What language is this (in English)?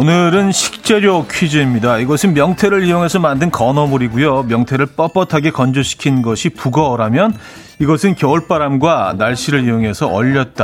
Korean